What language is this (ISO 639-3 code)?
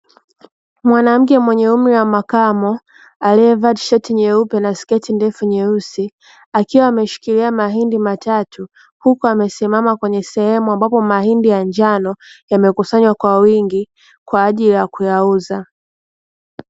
swa